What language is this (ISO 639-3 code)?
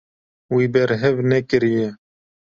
kur